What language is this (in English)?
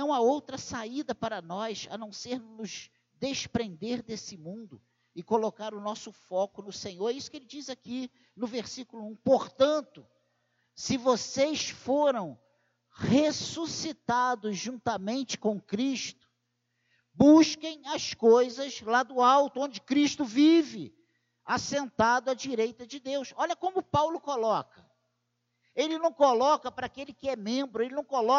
Portuguese